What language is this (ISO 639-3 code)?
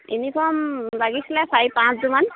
asm